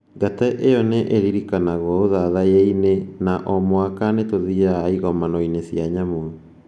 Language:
Kikuyu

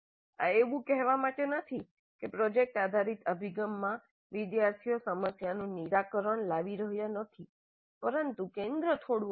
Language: Gujarati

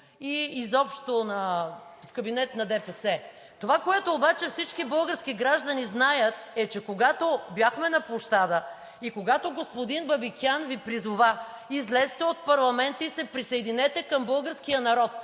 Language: Bulgarian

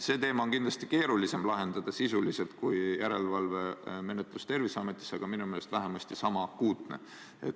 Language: Estonian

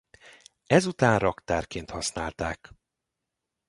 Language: Hungarian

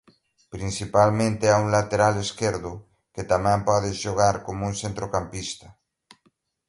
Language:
Galician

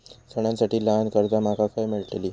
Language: Marathi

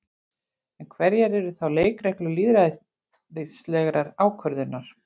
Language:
Icelandic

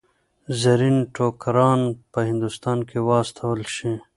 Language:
Pashto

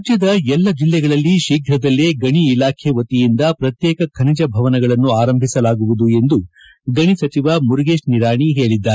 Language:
Kannada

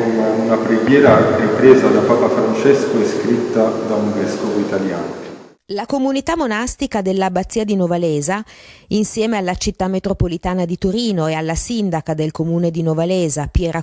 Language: Italian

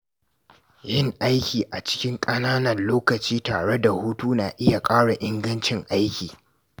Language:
Hausa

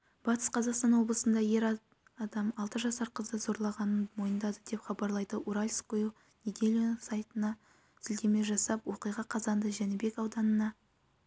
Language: Kazakh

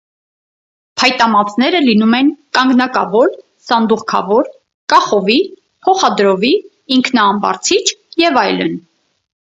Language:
Armenian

